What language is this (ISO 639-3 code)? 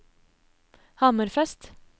nor